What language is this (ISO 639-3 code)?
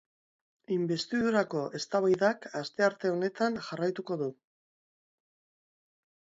eus